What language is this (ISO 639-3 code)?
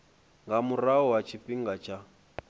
ven